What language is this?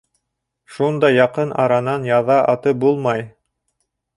Bashkir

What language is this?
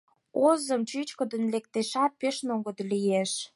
Mari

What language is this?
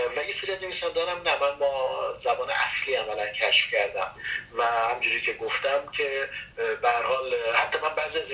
Persian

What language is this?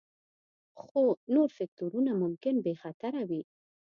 Pashto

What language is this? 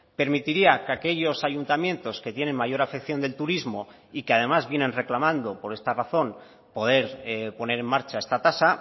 Spanish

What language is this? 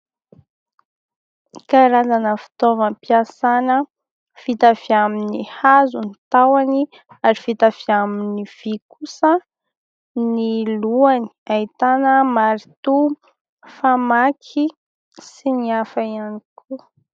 Malagasy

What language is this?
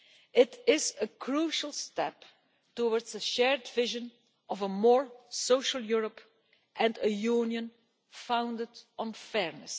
English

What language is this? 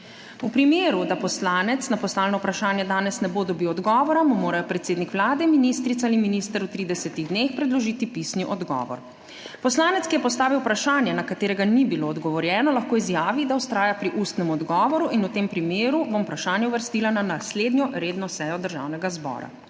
Slovenian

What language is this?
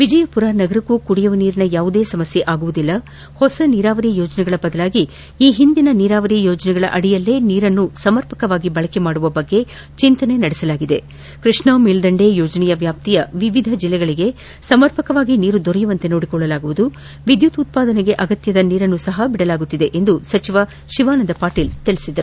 Kannada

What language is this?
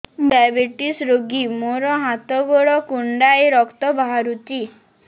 Odia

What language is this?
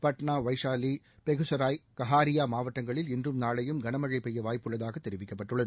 Tamil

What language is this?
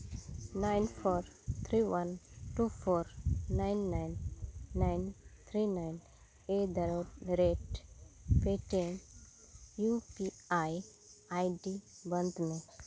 Santali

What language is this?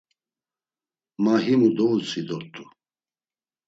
Laz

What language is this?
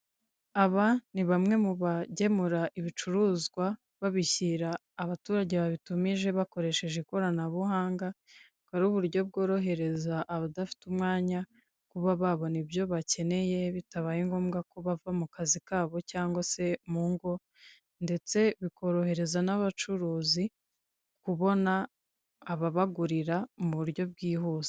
Kinyarwanda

